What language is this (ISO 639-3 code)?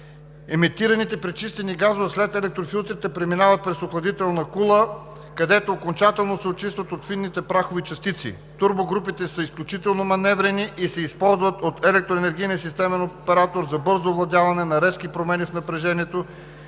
bul